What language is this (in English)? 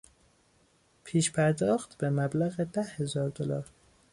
Persian